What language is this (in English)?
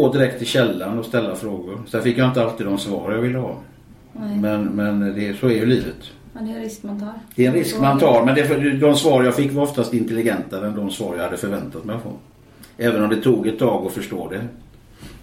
Swedish